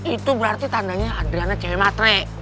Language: Indonesian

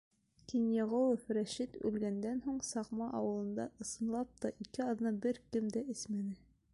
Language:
Bashkir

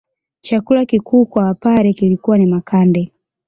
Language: Swahili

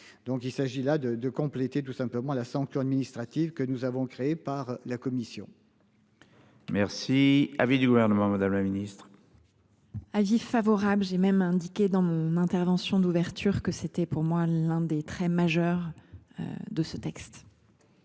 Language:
French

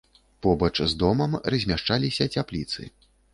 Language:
Belarusian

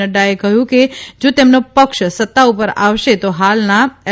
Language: Gujarati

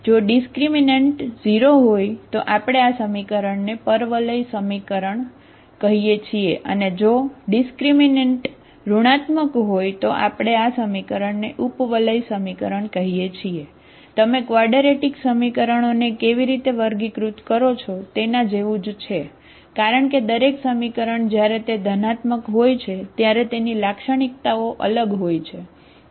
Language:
Gujarati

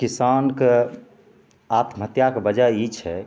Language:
Maithili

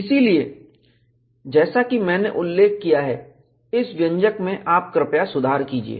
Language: Hindi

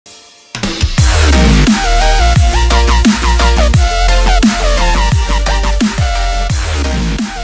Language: English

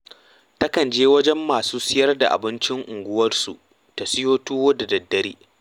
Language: Hausa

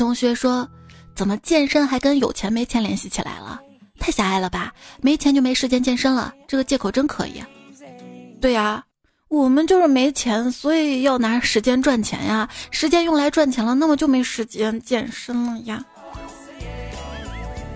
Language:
Chinese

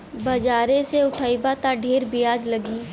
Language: Bhojpuri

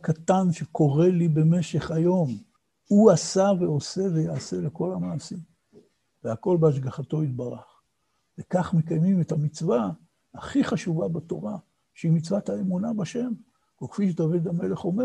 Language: Hebrew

